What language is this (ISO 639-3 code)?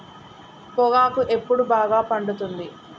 tel